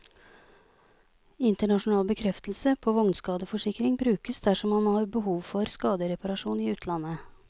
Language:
Norwegian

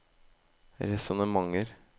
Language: Norwegian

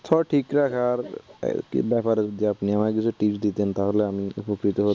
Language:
Bangla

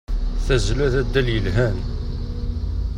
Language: Kabyle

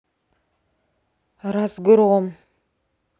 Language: Russian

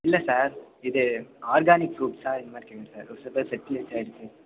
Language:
Tamil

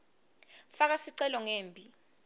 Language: Swati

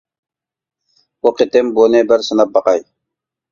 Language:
Uyghur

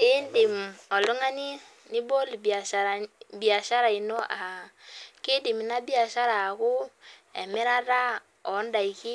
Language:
Masai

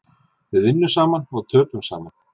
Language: Icelandic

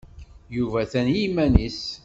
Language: Kabyle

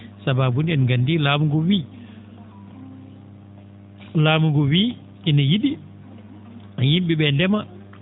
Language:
Fula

